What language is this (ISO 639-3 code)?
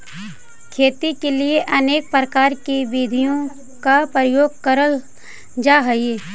mag